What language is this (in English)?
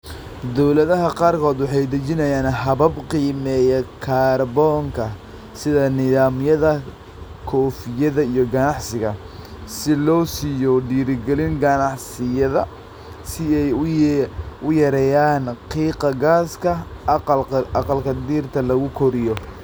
Somali